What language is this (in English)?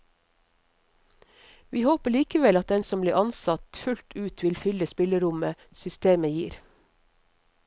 Norwegian